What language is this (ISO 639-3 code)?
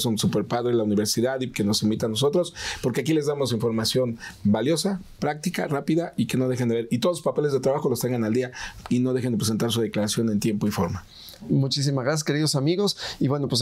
spa